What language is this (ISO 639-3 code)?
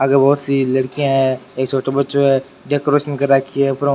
raj